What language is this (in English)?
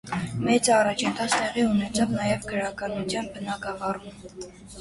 Armenian